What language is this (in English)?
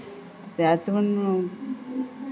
Marathi